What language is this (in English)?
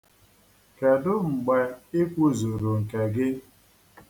Igbo